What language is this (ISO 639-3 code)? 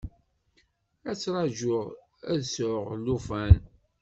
kab